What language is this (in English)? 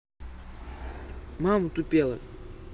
Russian